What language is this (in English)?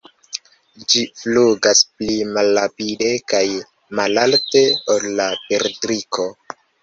Esperanto